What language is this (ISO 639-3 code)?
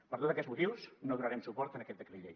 cat